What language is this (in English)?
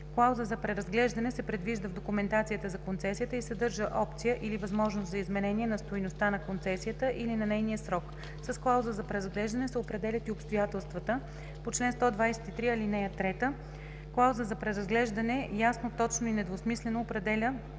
Bulgarian